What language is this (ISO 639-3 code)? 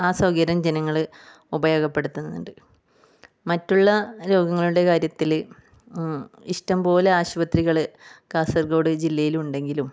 mal